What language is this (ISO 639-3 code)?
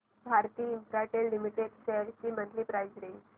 mar